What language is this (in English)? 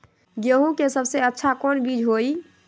Magahi